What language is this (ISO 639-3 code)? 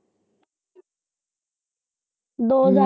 pan